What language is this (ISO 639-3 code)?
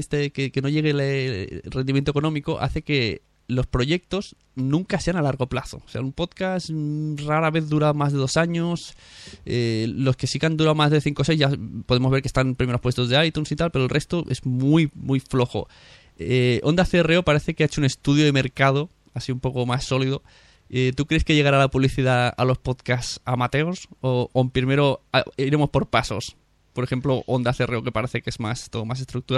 spa